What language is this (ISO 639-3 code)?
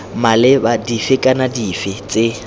tsn